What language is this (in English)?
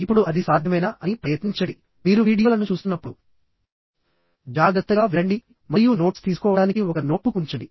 Telugu